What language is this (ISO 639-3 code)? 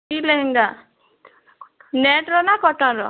ori